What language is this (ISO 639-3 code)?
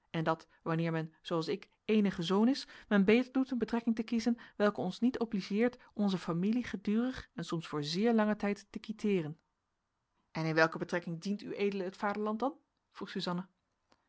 nld